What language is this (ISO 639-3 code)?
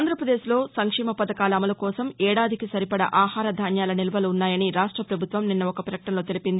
tel